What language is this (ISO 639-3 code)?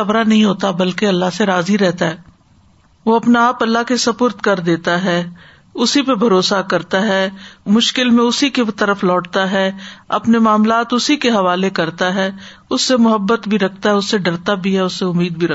urd